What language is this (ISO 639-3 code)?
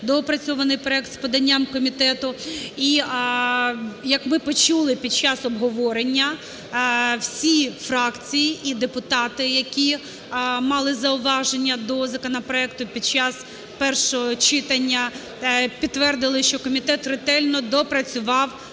ukr